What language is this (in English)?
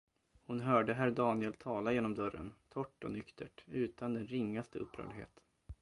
Swedish